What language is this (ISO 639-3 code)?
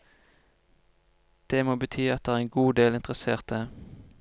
nor